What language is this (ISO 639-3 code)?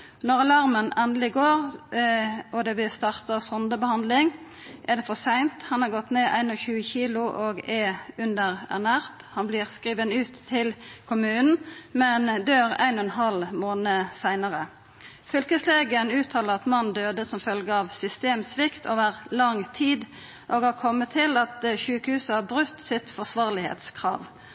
nno